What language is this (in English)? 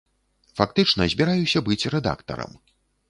Belarusian